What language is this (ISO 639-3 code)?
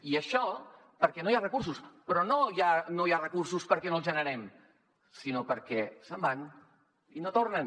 cat